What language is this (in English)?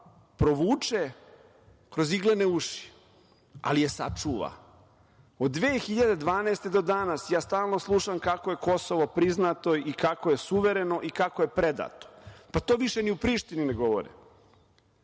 Serbian